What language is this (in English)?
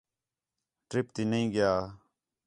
Khetrani